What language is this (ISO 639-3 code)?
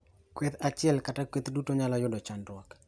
luo